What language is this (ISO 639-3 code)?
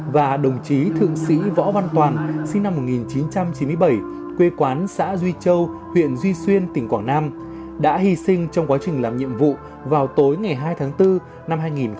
vie